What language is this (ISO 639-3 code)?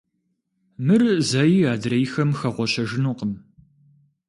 kbd